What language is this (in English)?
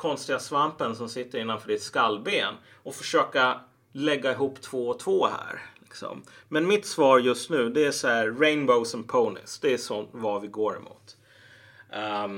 Swedish